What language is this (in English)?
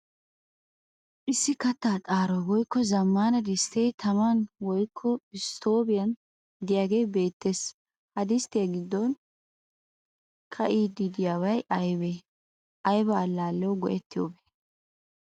Wolaytta